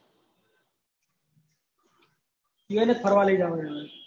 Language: Gujarati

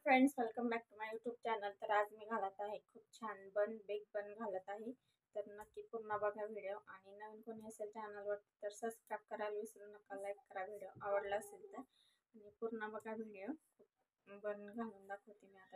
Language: Marathi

